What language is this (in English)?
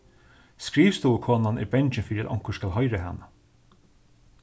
Faroese